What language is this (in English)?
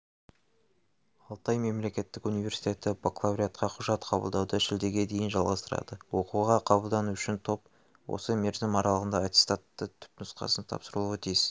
Kazakh